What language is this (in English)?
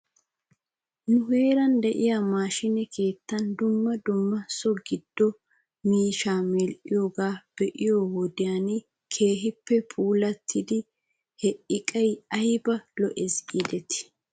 Wolaytta